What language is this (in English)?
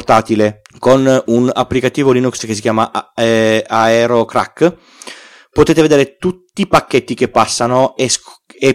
Italian